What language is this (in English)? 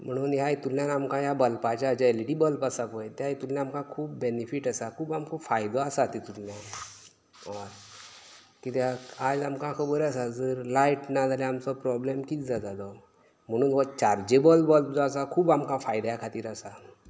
Konkani